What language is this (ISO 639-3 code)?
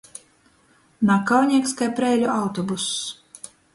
ltg